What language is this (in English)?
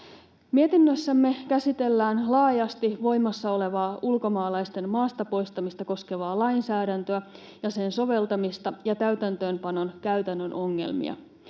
Finnish